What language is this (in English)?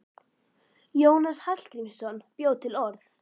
Icelandic